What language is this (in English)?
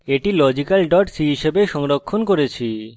Bangla